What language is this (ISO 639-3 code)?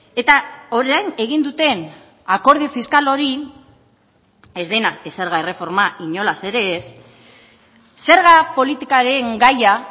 eus